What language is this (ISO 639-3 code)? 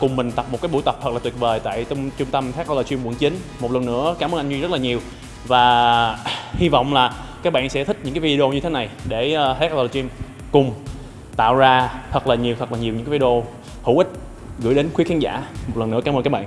vie